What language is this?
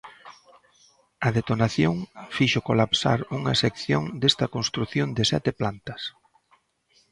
Galician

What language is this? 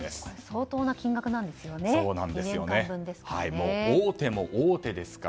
Japanese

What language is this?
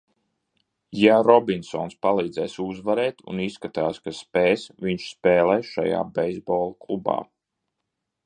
Latvian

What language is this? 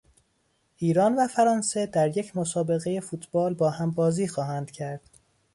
Persian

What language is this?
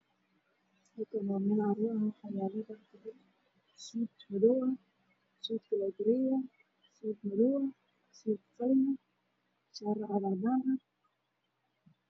Somali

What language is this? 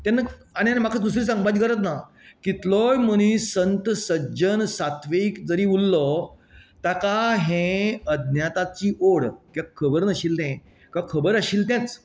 Konkani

